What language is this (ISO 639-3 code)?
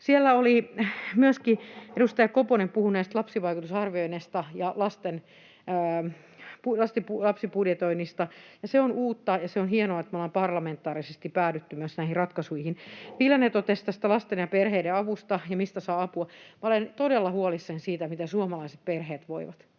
fin